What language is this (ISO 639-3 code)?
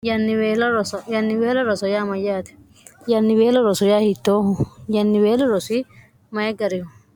sid